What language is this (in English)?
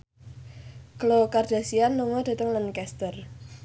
Javanese